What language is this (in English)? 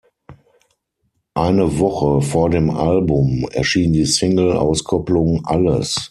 German